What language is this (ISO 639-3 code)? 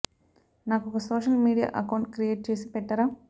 tel